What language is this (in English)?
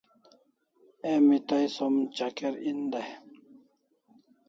Kalasha